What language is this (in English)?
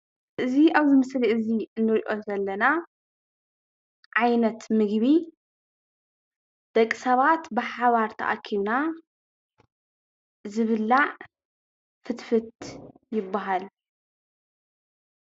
Tigrinya